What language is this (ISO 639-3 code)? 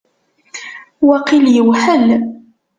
kab